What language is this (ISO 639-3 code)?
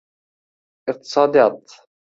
uzb